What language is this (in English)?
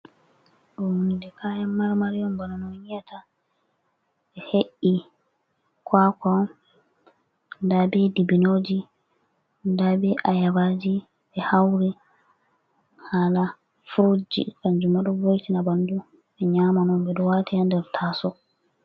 Fula